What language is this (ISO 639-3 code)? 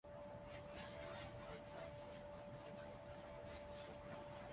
urd